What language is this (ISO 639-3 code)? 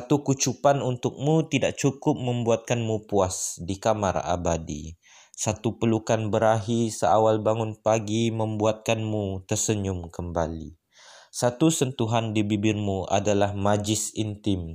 msa